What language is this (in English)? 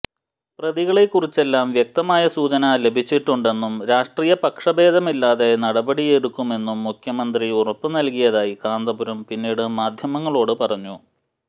Malayalam